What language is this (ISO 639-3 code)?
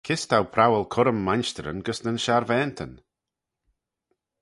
glv